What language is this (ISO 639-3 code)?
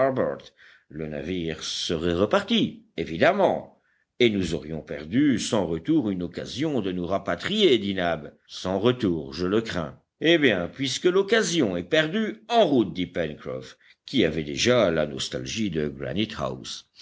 fra